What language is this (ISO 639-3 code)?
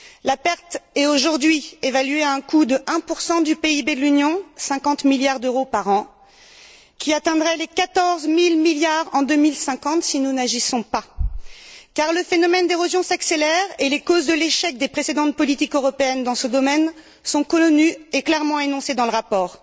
fra